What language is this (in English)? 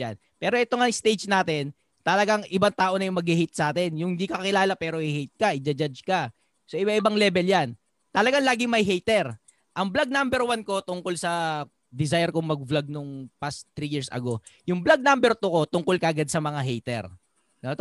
Filipino